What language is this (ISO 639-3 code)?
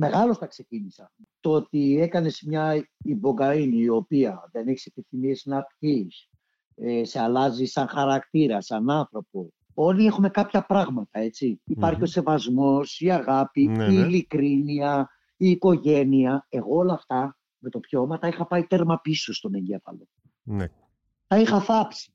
ell